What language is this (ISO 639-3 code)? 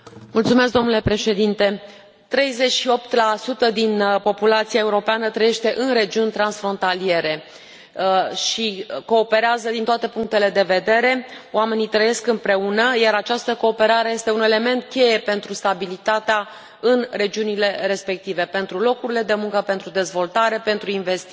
ron